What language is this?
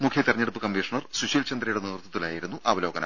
Malayalam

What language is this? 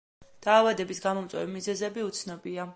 Georgian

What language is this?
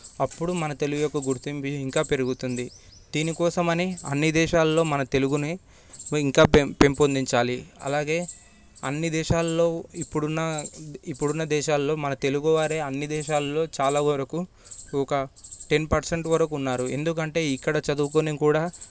Telugu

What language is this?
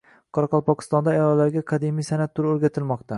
Uzbek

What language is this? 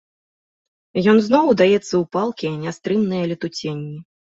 Belarusian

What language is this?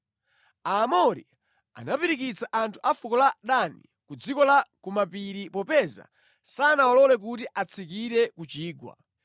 Nyanja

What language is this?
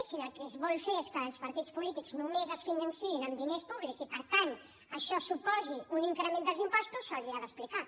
Catalan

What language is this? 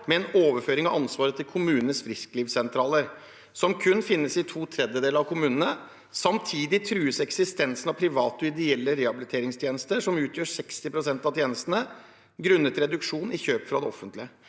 Norwegian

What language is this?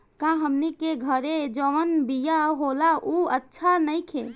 Bhojpuri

